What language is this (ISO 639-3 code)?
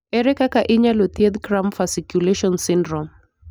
luo